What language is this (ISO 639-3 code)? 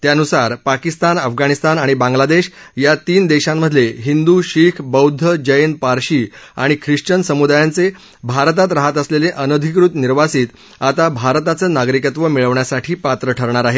mar